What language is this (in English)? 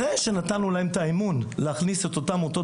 Hebrew